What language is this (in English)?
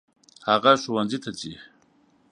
Pashto